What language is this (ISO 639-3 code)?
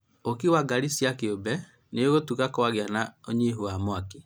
kik